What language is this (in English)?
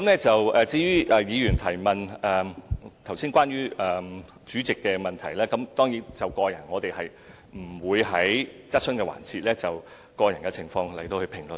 Cantonese